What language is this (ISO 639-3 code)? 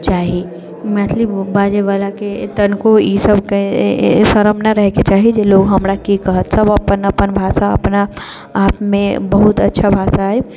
mai